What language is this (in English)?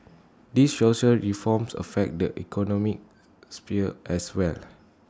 English